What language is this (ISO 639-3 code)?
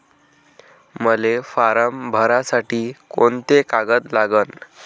mar